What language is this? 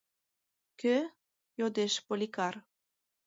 Mari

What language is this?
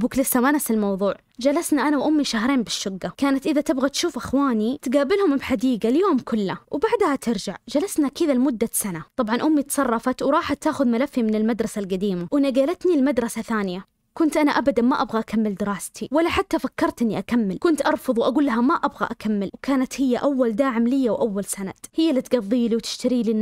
Arabic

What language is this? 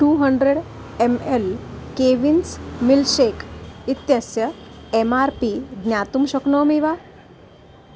Sanskrit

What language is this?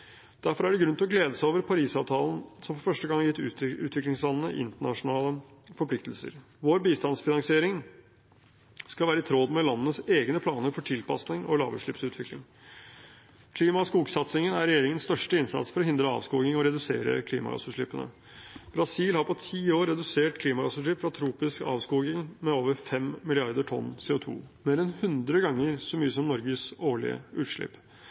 Norwegian Bokmål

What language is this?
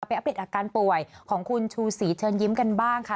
Thai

